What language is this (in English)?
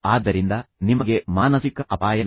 Kannada